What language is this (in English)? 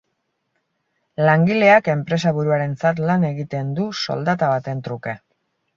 Basque